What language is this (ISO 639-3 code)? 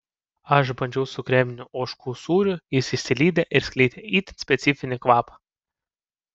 lit